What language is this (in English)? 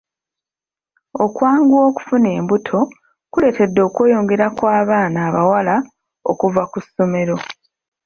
Ganda